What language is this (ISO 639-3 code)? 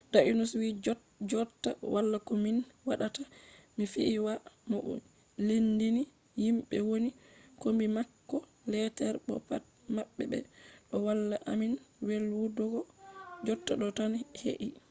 ful